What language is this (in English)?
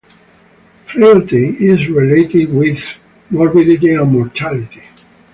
English